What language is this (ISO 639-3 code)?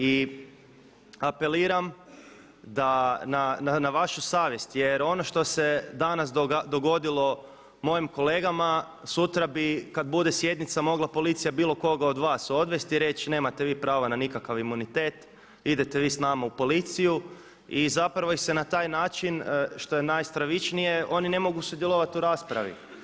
hrv